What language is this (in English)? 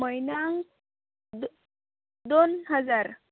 Konkani